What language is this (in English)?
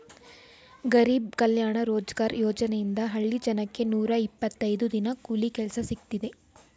Kannada